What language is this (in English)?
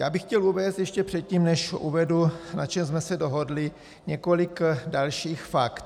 Czech